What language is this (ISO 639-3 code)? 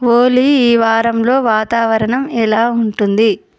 tel